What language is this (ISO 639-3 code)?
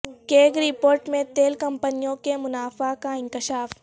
urd